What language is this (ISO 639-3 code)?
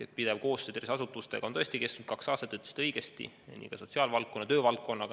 est